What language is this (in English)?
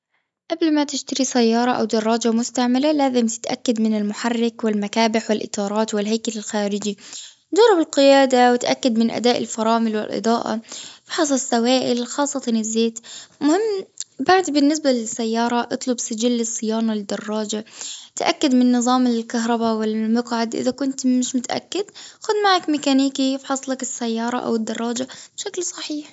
Gulf Arabic